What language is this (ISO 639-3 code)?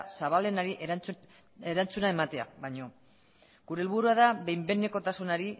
eus